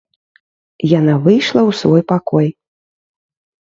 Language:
Belarusian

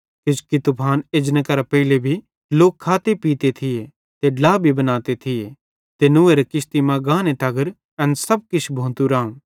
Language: Bhadrawahi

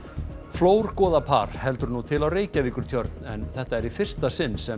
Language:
Icelandic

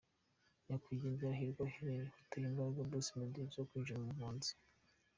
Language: Kinyarwanda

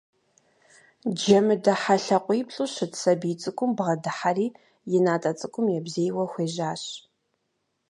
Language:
Kabardian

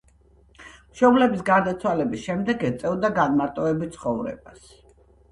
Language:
Georgian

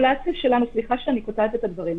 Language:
Hebrew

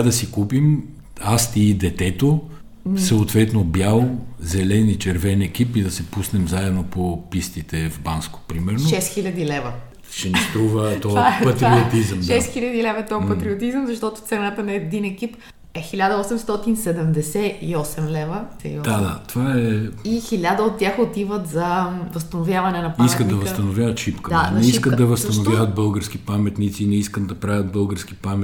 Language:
Bulgarian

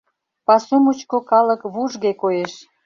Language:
Mari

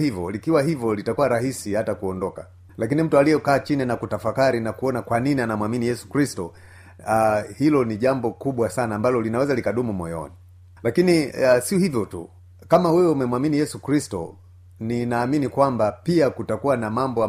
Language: Swahili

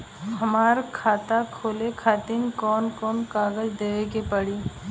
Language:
Bhojpuri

